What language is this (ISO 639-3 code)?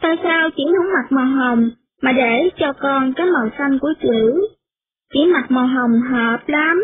vie